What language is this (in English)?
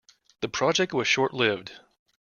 English